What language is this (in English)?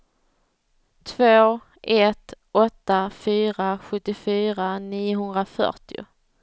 Swedish